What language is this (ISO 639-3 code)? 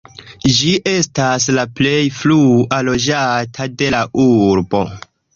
epo